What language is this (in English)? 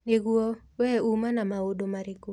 Kikuyu